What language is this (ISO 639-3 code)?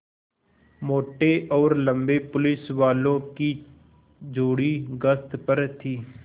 hin